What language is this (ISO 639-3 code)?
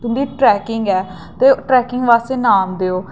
doi